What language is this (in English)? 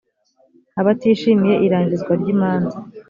Kinyarwanda